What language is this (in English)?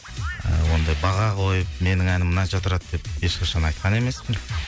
Kazakh